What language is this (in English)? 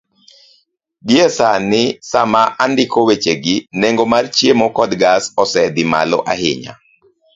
Luo (Kenya and Tanzania)